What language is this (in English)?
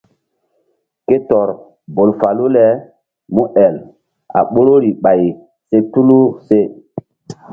Mbum